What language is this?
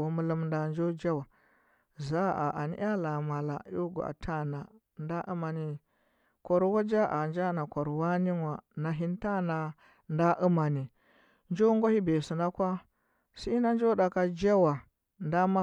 Huba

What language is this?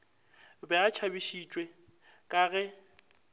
Northern Sotho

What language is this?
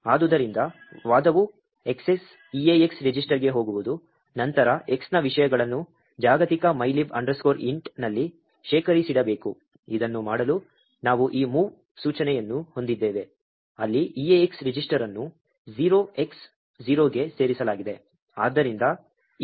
Kannada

